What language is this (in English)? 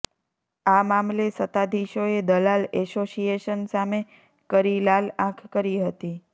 Gujarati